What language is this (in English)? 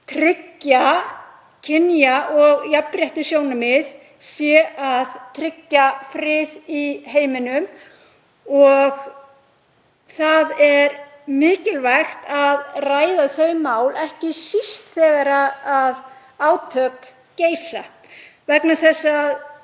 Icelandic